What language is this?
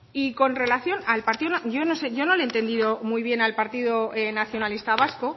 Spanish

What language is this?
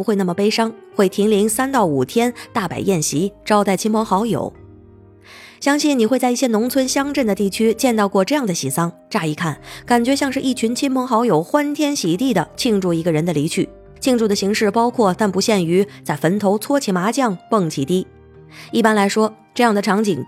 Chinese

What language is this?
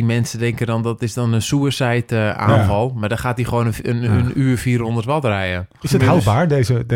Dutch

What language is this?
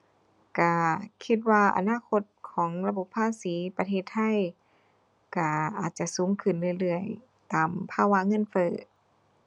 Thai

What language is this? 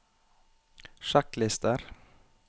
Norwegian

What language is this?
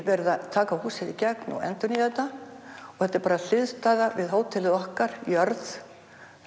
Icelandic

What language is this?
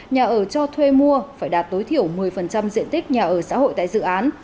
Vietnamese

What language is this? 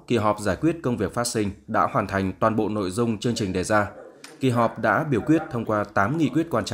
Vietnamese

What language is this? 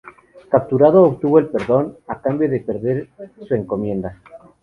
Spanish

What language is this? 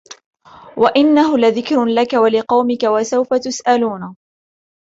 Arabic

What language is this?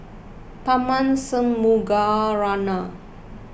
English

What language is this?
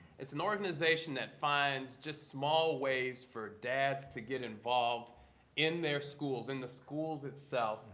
English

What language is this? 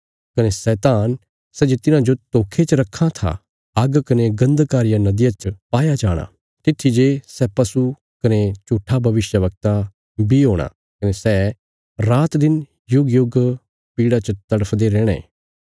Bilaspuri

